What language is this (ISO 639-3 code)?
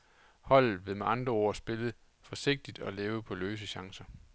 dan